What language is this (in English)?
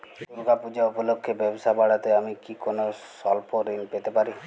Bangla